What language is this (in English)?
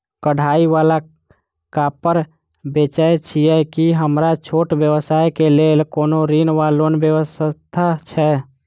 Maithili